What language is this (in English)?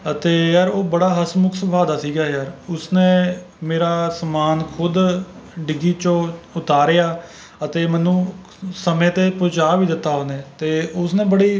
Punjabi